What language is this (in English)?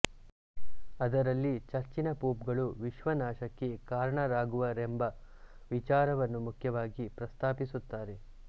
Kannada